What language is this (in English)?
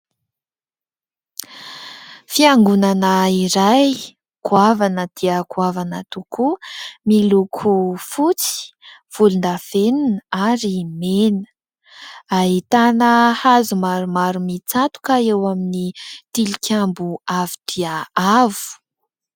Malagasy